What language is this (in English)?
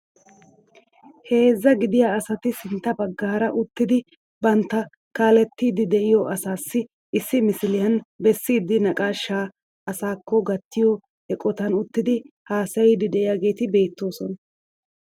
Wolaytta